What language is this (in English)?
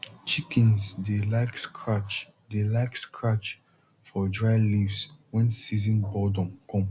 Nigerian Pidgin